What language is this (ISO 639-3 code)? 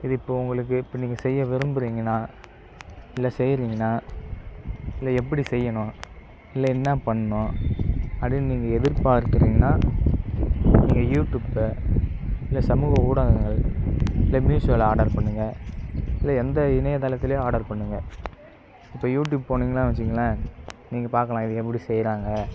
tam